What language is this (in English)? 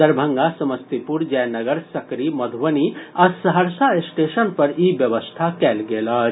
Maithili